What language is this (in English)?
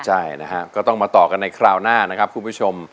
Thai